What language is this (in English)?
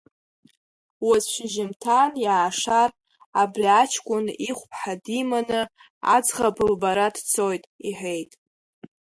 Abkhazian